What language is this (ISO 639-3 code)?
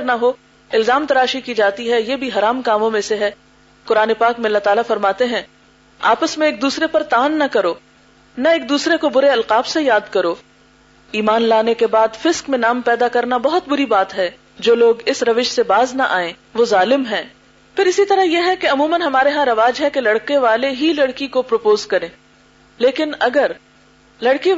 urd